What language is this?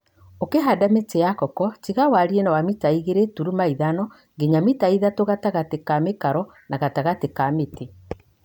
Kikuyu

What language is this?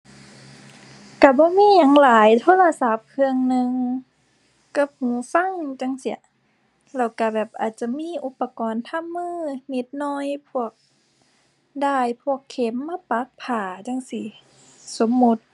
Thai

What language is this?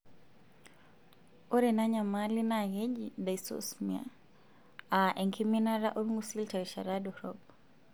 Masai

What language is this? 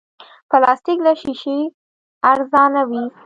Pashto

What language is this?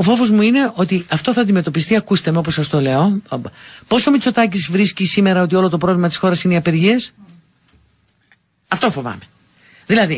Greek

